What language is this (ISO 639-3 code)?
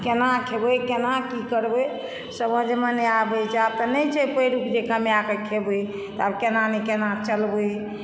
mai